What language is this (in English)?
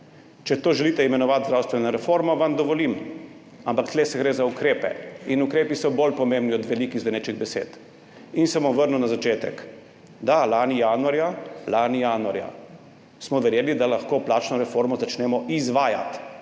Slovenian